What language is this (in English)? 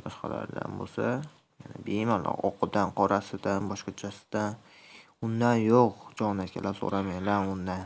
Turkish